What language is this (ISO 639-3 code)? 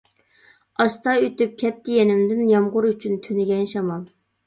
uig